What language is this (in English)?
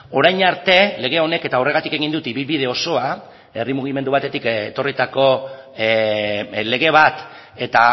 Basque